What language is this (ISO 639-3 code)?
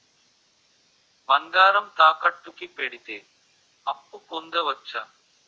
tel